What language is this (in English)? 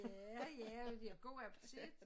Danish